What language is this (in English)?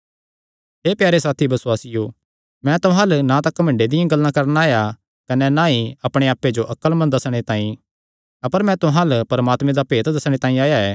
Kangri